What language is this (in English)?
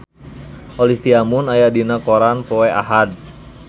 Sundanese